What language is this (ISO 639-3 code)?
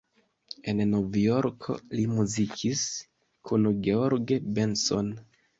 epo